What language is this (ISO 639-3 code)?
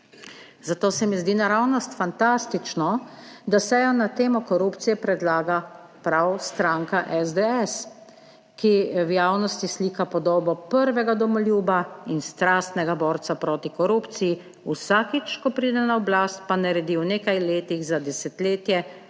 slv